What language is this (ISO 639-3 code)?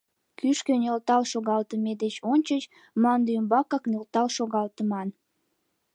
chm